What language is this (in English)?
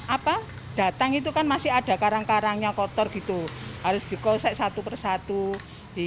Indonesian